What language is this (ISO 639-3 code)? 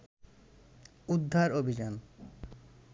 ben